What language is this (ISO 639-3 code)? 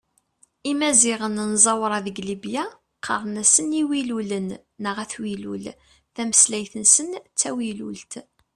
kab